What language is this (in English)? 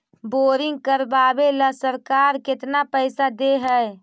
Magahi